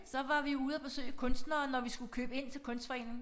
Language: Danish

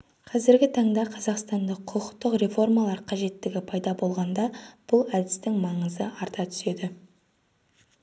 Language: Kazakh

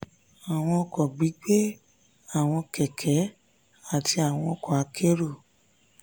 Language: Yoruba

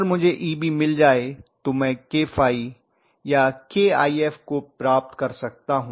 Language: Hindi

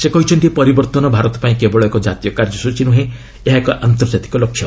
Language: Odia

